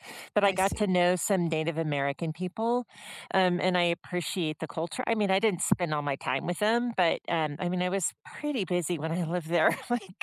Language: English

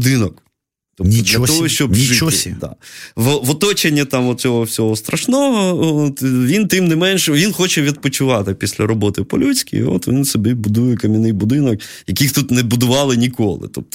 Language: Ukrainian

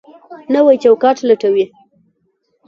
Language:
Pashto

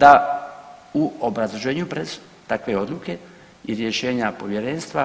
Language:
Croatian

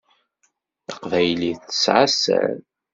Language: Kabyle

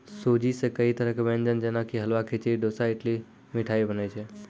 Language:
Maithili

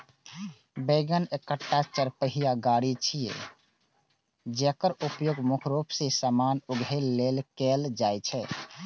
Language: Maithili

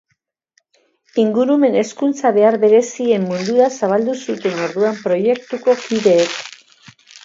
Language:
Basque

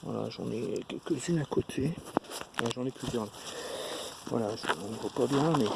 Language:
French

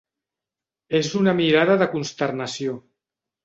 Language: Catalan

